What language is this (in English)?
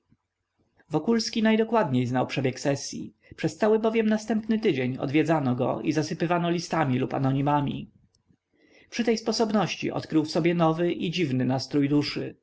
Polish